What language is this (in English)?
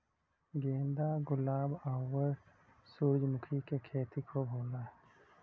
Bhojpuri